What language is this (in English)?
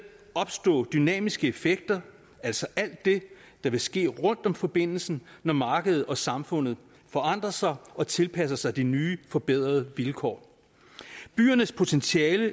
Danish